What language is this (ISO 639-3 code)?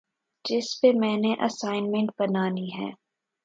urd